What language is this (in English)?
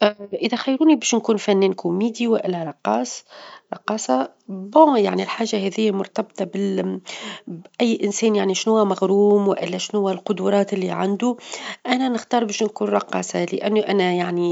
Tunisian Arabic